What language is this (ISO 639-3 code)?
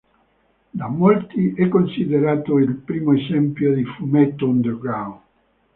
ita